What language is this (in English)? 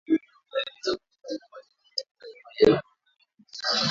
Swahili